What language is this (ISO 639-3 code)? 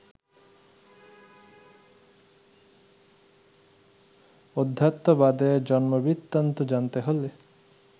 ben